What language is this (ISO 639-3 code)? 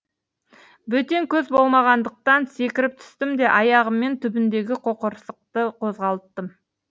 kaz